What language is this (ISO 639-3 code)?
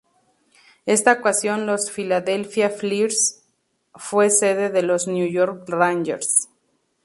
spa